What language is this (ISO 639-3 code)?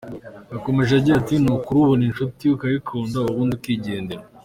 kin